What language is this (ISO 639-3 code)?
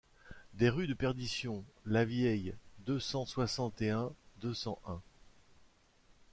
fra